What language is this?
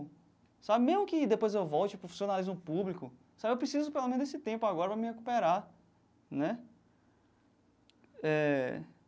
Portuguese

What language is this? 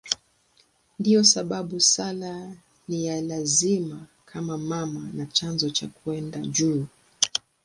Swahili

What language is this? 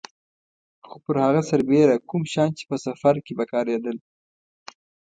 Pashto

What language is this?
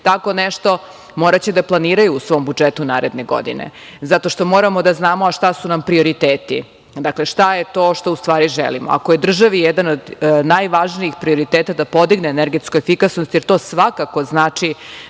Serbian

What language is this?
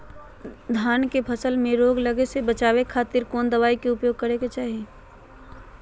Magahi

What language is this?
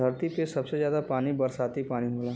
Bhojpuri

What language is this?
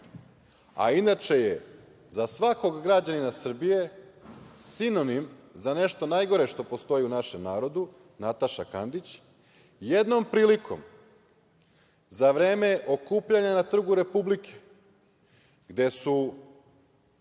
Serbian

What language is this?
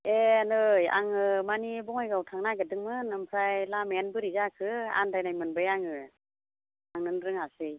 Bodo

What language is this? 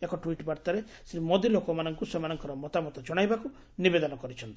Odia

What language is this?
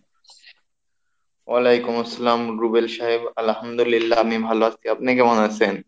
Bangla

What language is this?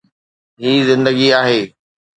Sindhi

